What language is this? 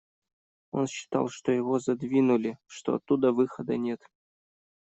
Russian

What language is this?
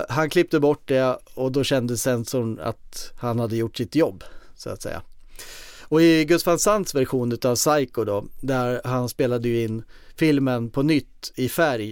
Swedish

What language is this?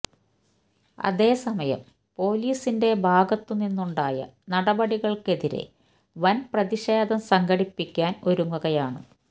Malayalam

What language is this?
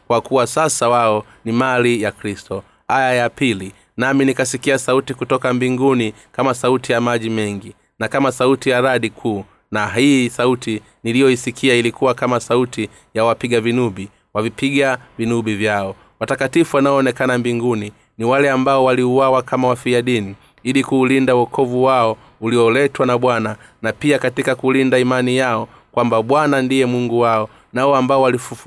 Swahili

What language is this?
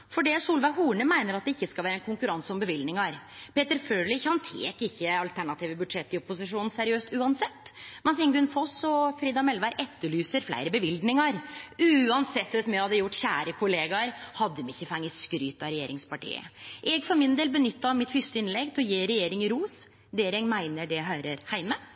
Norwegian Nynorsk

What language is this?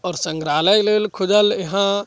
Maithili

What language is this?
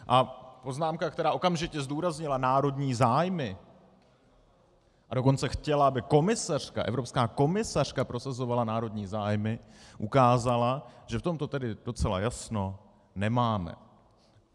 Czech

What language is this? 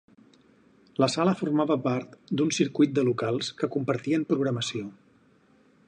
Catalan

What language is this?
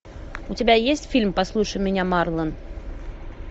Russian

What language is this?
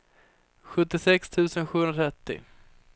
Swedish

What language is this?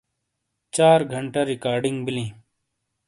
Shina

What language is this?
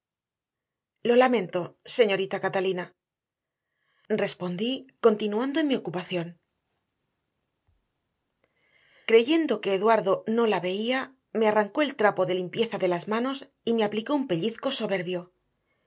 Spanish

